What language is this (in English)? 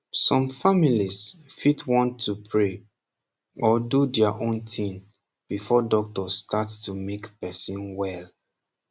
Nigerian Pidgin